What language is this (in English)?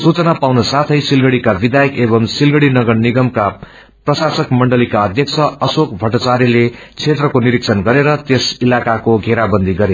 Nepali